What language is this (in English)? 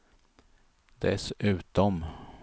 Swedish